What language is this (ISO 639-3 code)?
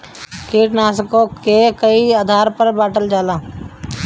bho